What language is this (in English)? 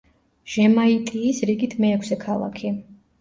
Georgian